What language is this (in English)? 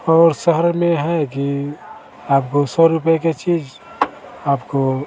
Hindi